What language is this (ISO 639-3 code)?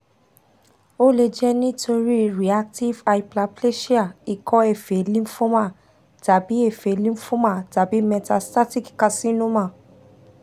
yor